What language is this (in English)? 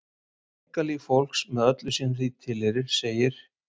Icelandic